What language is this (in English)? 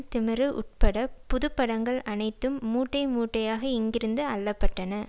Tamil